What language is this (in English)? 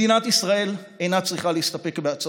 Hebrew